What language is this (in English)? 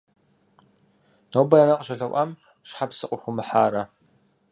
Kabardian